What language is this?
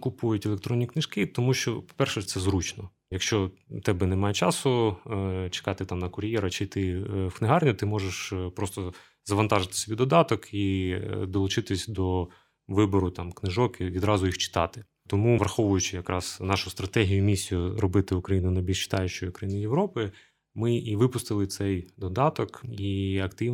Ukrainian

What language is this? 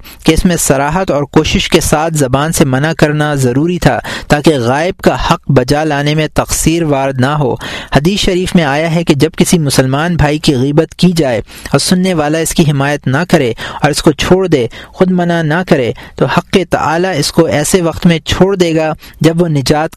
Urdu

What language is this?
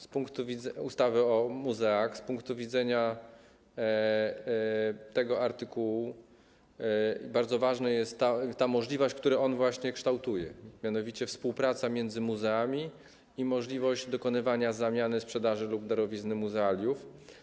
Polish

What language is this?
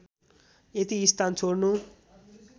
Nepali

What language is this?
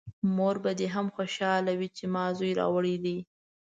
Pashto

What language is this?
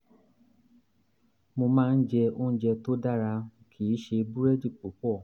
Yoruba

